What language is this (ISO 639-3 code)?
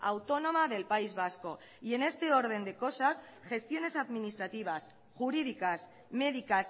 spa